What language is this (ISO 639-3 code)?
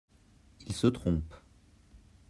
fra